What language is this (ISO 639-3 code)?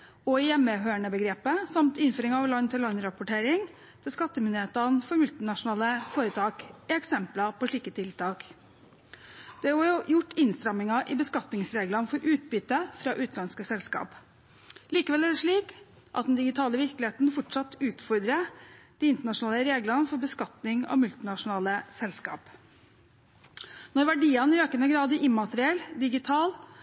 nob